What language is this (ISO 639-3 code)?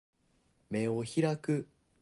jpn